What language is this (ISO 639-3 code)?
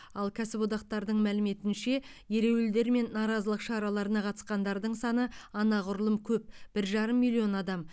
kaz